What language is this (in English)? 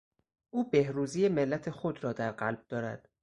Persian